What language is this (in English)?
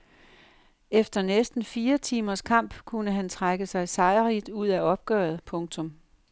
Danish